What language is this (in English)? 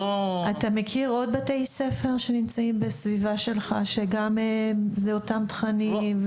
Hebrew